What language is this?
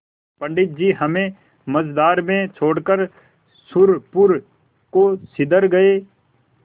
Hindi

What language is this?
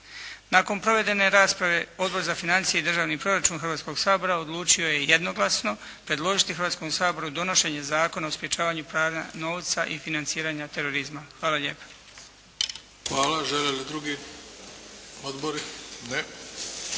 Croatian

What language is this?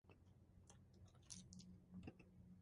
Thai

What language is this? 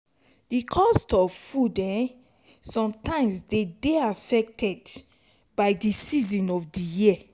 Nigerian Pidgin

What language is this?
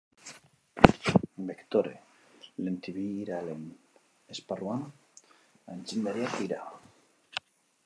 Basque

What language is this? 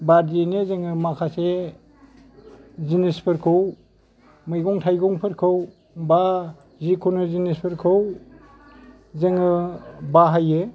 Bodo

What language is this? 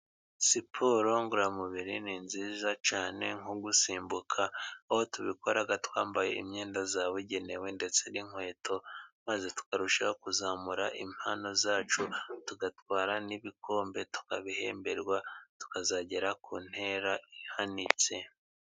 Kinyarwanda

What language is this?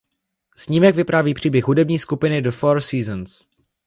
Czech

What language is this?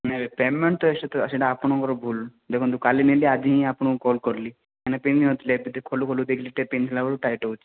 Odia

